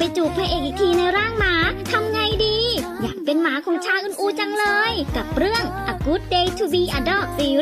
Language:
Thai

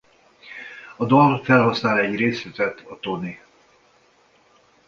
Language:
Hungarian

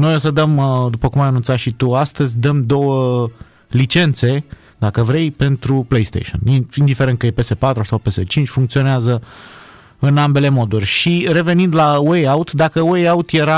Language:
Romanian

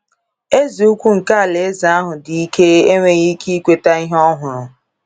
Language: Igbo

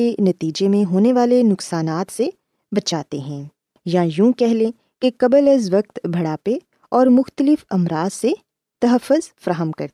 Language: Urdu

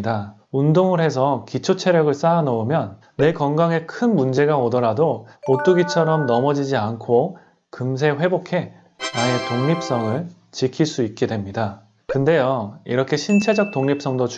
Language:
Korean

